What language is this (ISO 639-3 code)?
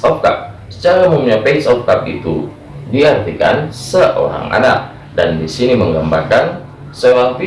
ind